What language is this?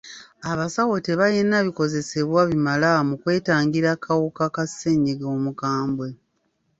Ganda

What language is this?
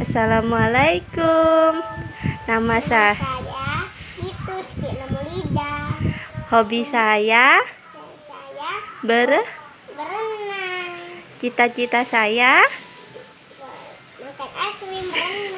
Indonesian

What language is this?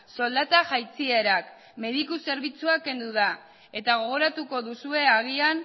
Basque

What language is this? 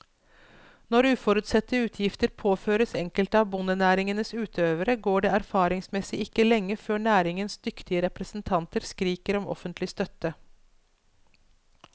Norwegian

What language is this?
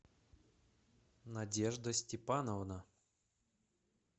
Russian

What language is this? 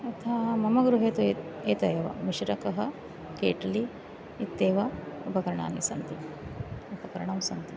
Sanskrit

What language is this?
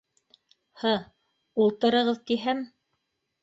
Bashkir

